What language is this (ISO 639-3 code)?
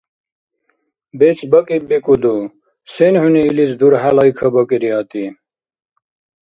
dar